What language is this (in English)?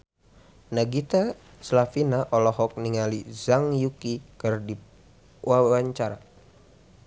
Sundanese